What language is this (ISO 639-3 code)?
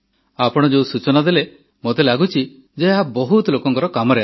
ori